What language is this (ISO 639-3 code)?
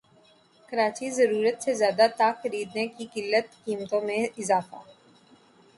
urd